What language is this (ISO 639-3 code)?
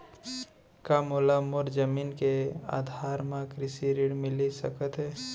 hne